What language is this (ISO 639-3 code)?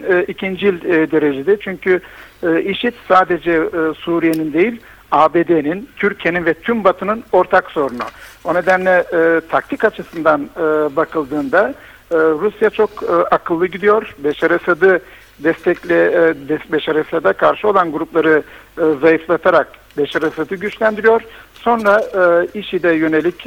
tur